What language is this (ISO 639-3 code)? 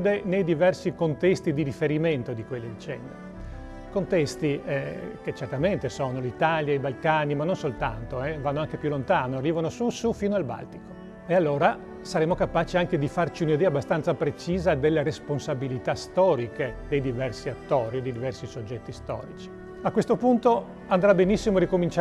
ita